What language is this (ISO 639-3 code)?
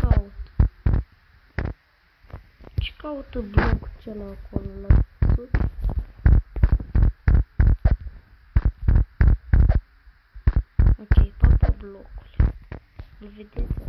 ron